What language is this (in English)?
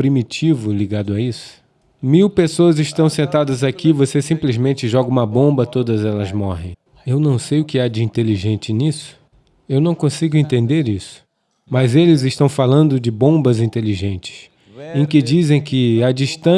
Portuguese